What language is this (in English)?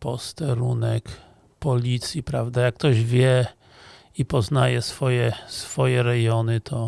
Polish